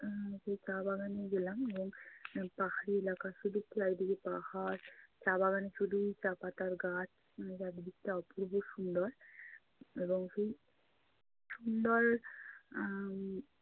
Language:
Bangla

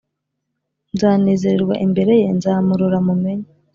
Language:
Kinyarwanda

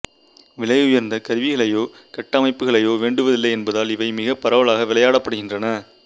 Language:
Tamil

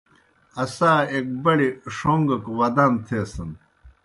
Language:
Kohistani Shina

